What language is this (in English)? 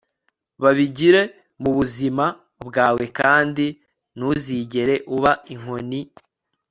Kinyarwanda